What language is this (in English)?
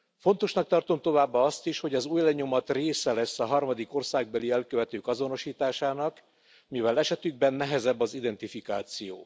Hungarian